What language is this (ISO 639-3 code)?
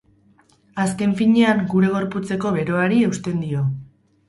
eus